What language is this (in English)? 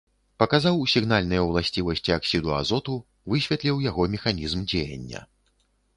Belarusian